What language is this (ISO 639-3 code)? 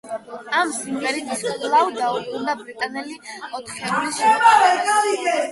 kat